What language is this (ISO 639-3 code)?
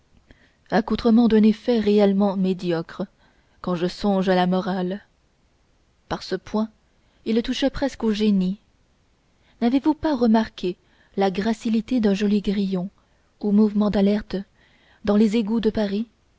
fra